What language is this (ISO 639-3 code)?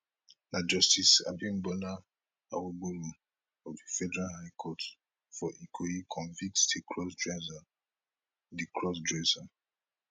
pcm